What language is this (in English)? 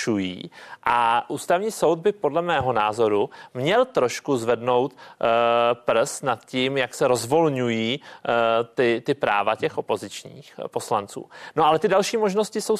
Czech